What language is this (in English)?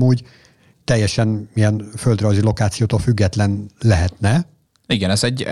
Hungarian